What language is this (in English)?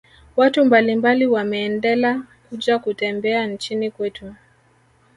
Swahili